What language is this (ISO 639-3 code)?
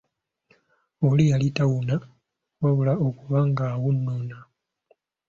lug